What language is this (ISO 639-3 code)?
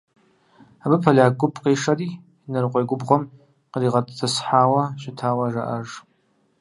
kbd